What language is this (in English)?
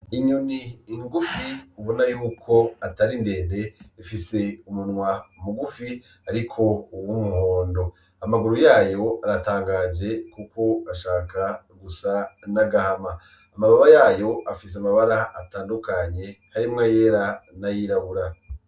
Rundi